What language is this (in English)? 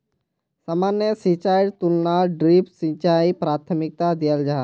Magahi